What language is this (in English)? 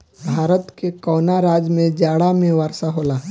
Bhojpuri